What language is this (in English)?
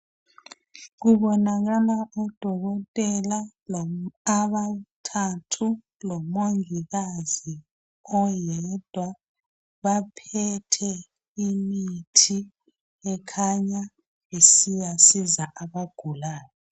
North Ndebele